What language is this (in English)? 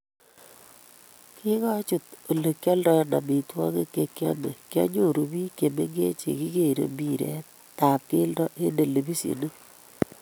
Kalenjin